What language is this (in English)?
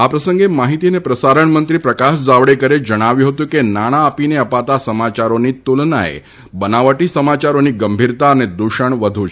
Gujarati